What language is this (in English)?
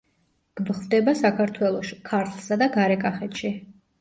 Georgian